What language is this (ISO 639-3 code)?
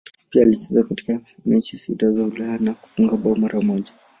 swa